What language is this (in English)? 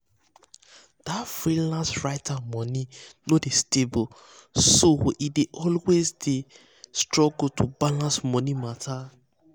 Nigerian Pidgin